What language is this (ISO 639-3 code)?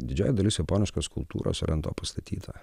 lit